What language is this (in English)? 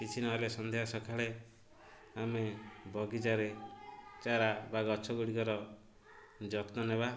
Odia